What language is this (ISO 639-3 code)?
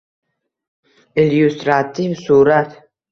uzb